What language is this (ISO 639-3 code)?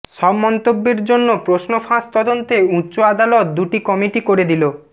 ben